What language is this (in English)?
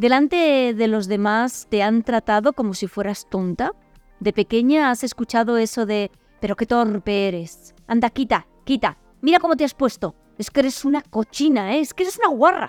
Spanish